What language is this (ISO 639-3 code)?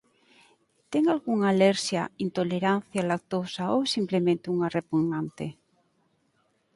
glg